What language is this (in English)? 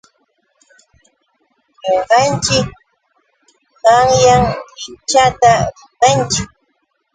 Yauyos Quechua